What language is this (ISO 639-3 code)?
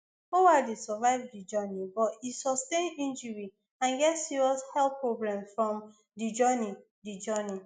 pcm